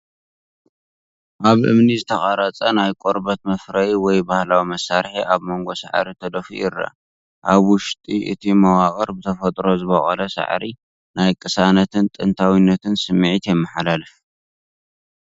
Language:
Tigrinya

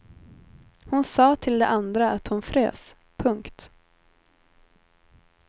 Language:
Swedish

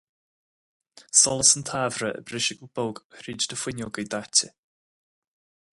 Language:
Irish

